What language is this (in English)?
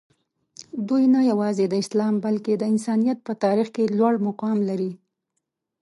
Pashto